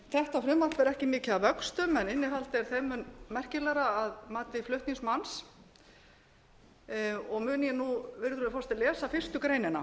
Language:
Icelandic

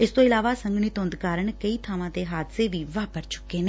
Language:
Punjabi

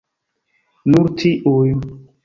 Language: Esperanto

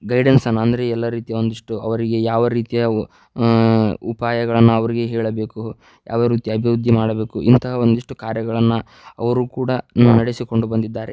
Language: Kannada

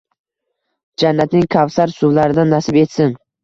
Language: Uzbek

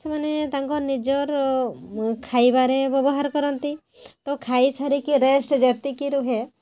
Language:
Odia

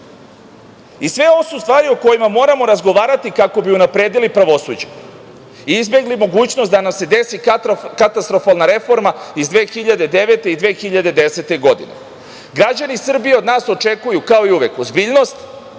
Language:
Serbian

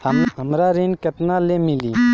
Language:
Bhojpuri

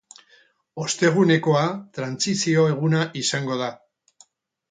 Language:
Basque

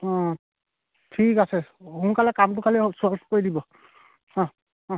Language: Assamese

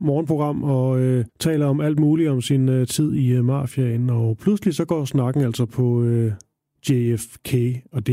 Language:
Danish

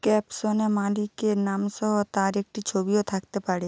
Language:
Bangla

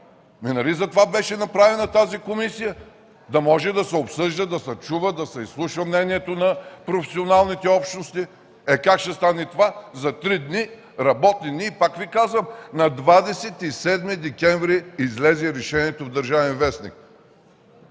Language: Bulgarian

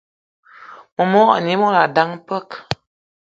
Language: Eton (Cameroon)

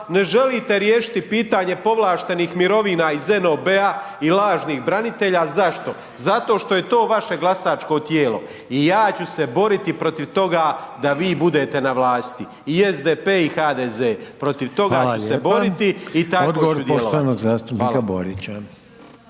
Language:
Croatian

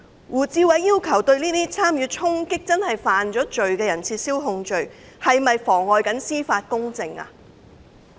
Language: Cantonese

